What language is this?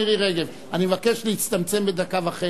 Hebrew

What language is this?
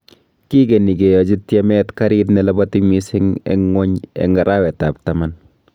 Kalenjin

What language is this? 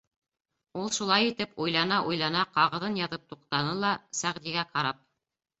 Bashkir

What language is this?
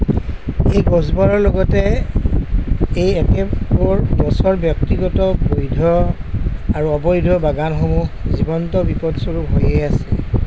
Assamese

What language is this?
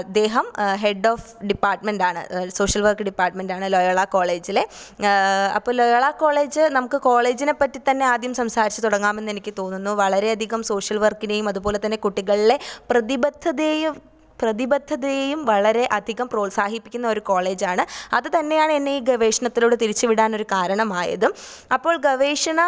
Malayalam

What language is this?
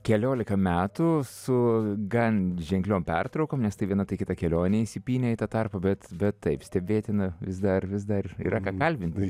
Lithuanian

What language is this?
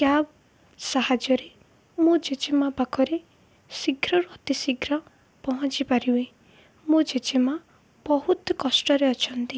Odia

